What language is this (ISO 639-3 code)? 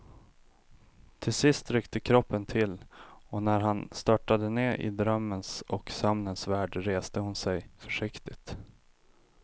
swe